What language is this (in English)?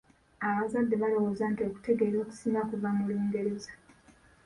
Ganda